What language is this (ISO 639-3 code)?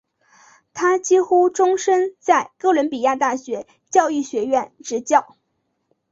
zho